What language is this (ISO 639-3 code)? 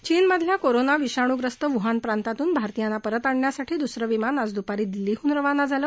mar